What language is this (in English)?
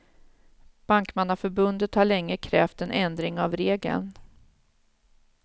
Swedish